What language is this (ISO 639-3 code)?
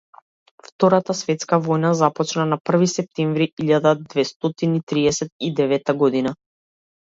mkd